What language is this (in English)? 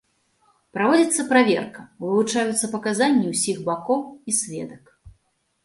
Belarusian